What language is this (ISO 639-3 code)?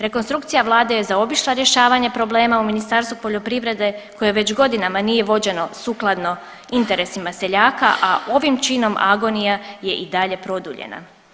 hrv